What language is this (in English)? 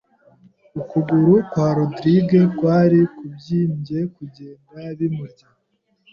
Kinyarwanda